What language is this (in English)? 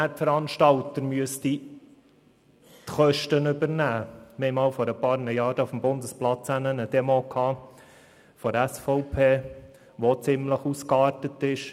Swiss German